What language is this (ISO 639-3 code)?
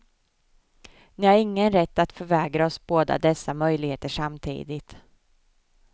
swe